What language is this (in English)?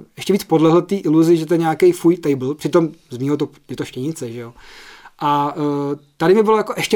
Czech